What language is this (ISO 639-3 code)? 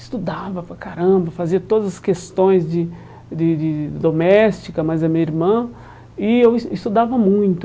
por